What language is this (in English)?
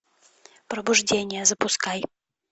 Russian